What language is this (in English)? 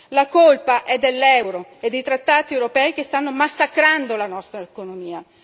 Italian